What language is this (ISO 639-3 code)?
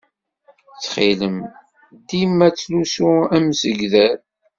kab